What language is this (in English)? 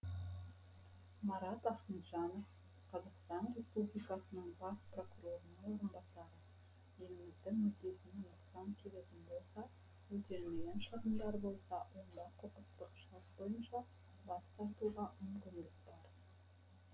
Kazakh